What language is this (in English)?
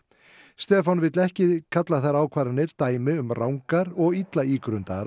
Icelandic